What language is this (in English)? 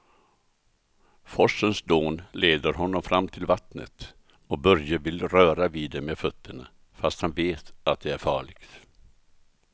Swedish